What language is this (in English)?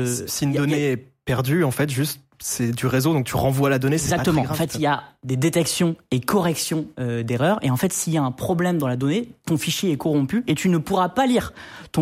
French